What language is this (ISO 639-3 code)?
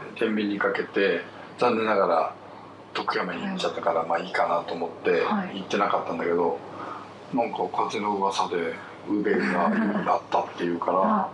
jpn